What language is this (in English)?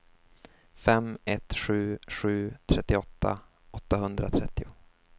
Swedish